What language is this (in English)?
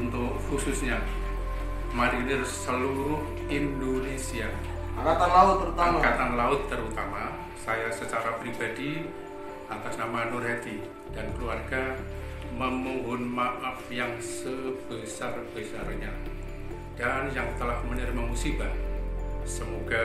Indonesian